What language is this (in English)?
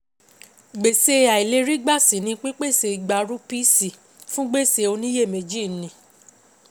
Yoruba